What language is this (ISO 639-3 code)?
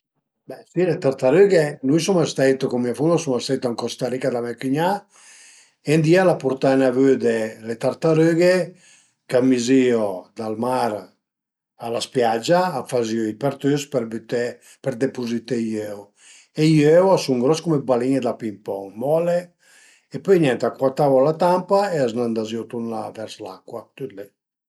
pms